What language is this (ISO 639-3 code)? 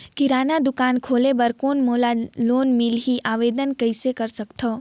hne